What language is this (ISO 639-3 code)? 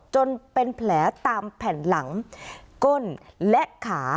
tha